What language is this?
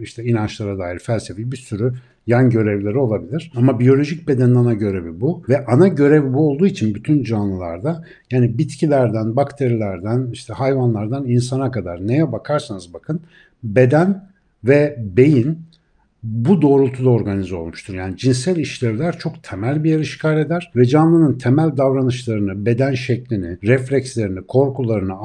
Turkish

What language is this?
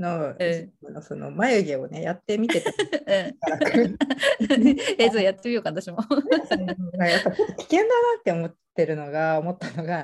Japanese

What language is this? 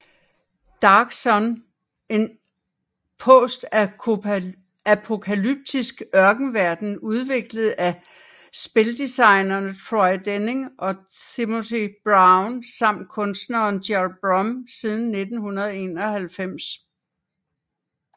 Danish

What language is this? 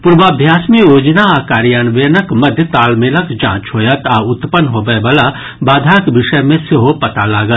Maithili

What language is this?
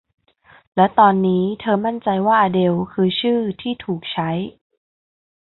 Thai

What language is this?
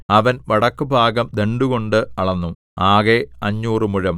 Malayalam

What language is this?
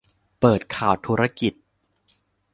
Thai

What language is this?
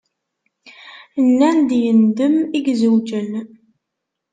Kabyle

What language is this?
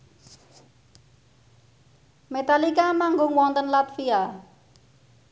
Javanese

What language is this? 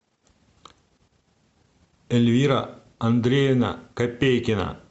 Russian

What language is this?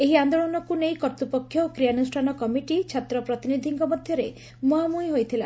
Odia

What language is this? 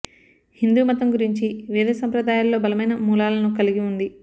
Telugu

